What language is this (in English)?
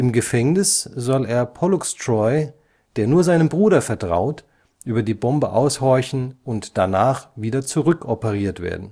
German